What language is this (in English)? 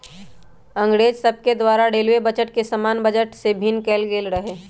Magahi